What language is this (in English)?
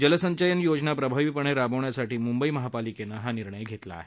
Marathi